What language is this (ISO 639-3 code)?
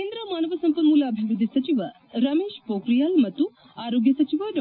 kan